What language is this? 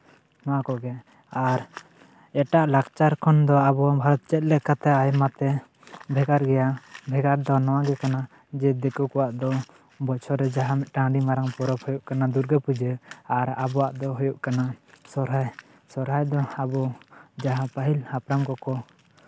Santali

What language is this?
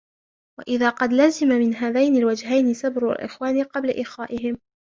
Arabic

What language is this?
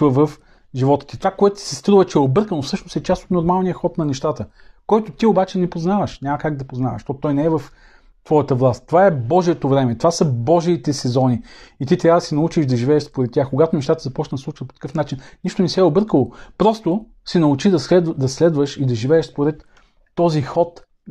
Bulgarian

